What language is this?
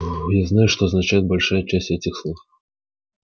Russian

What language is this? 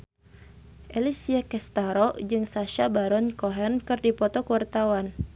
Sundanese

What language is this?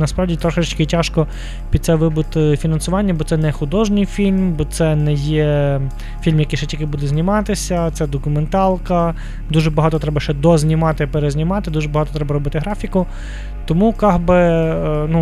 Ukrainian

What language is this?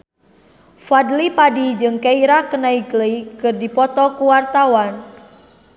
Sundanese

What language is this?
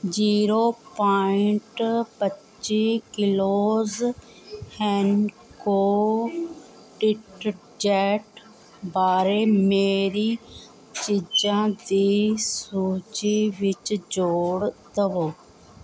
Punjabi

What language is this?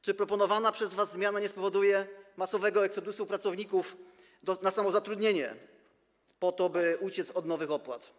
Polish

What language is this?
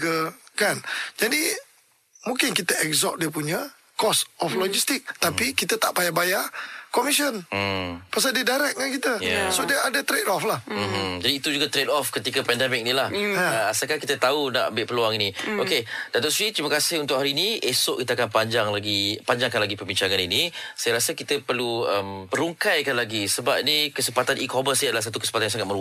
Malay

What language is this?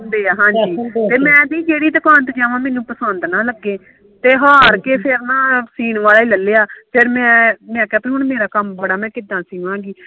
Punjabi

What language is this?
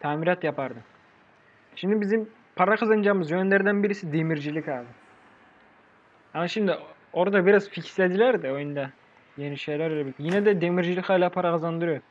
Turkish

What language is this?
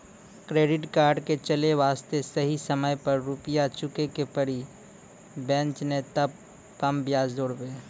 Maithili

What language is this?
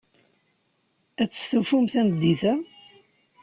Kabyle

